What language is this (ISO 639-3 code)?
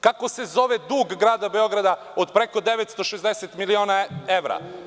srp